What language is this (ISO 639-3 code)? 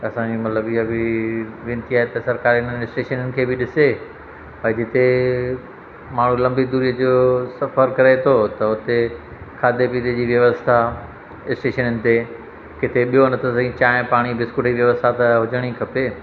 snd